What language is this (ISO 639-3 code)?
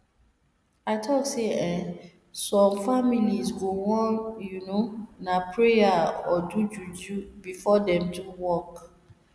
pcm